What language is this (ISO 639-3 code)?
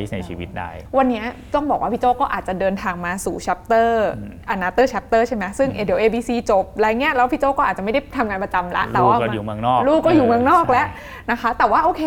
tha